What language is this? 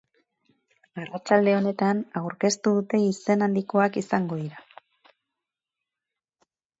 Basque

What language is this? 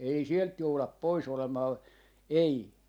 Finnish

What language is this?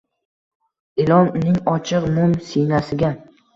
Uzbek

